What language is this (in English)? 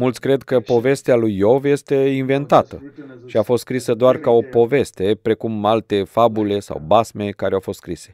Romanian